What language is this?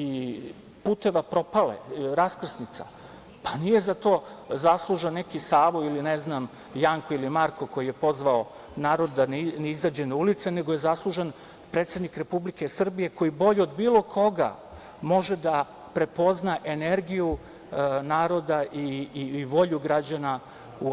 Serbian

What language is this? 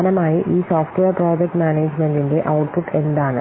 Malayalam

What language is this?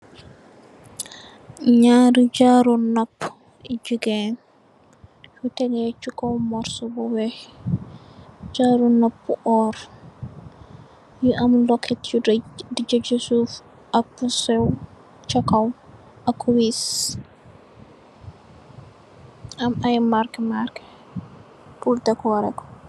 Wolof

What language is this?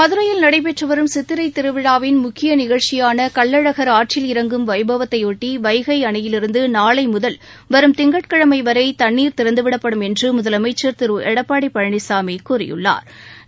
Tamil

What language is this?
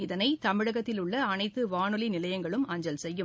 Tamil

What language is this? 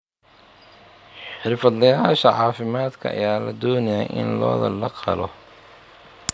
Somali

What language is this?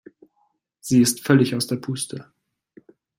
German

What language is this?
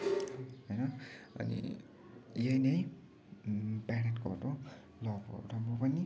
Nepali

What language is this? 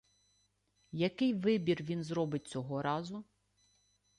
Ukrainian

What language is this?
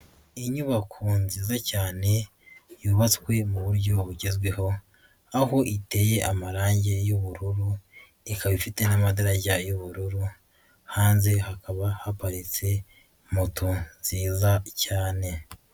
Kinyarwanda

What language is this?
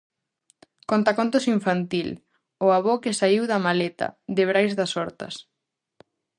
Galician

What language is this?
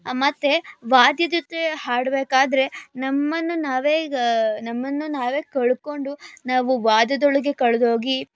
Kannada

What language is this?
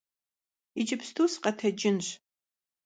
Kabardian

